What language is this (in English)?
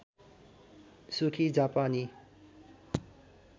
Nepali